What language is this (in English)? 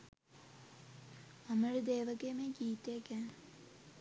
Sinhala